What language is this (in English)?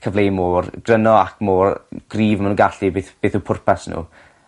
Welsh